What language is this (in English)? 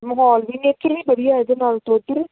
Punjabi